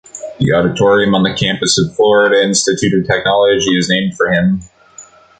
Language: English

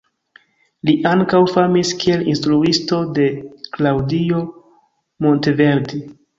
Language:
Esperanto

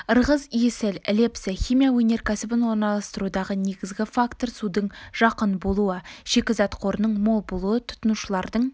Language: Kazakh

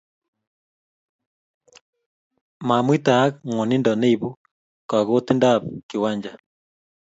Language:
Kalenjin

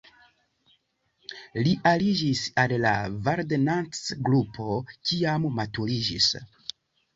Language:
Esperanto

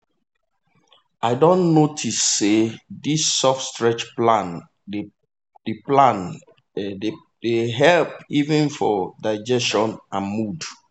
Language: Nigerian Pidgin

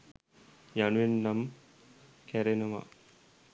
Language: Sinhala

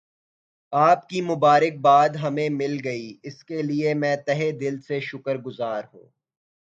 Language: Urdu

